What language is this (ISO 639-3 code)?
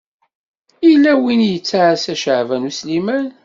kab